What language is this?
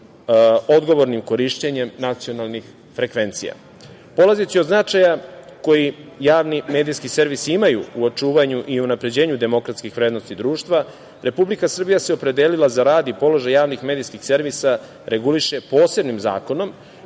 Serbian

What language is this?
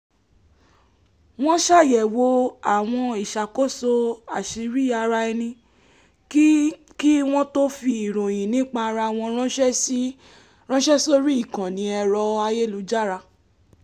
Yoruba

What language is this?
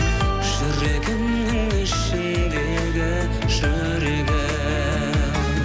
Kazakh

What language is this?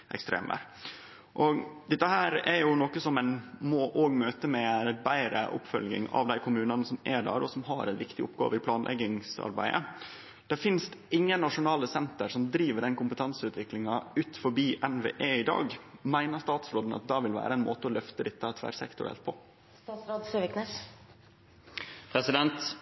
Norwegian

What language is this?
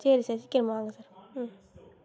Tamil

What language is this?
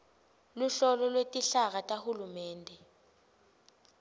Swati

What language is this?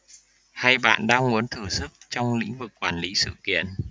Vietnamese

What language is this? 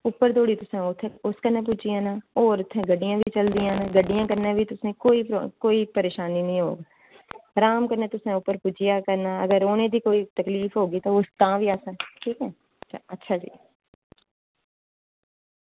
Dogri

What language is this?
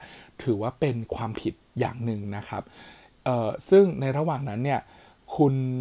Thai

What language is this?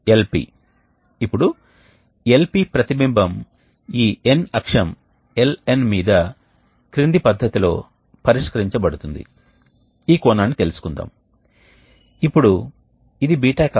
Telugu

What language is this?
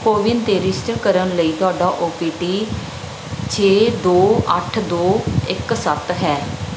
Punjabi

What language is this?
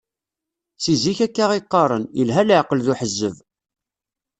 Kabyle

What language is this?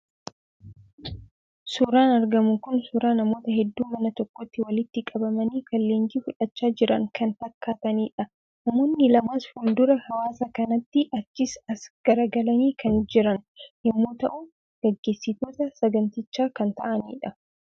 Oromo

